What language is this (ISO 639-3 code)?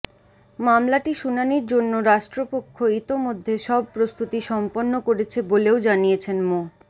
ben